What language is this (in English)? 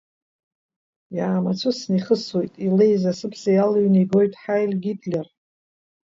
Abkhazian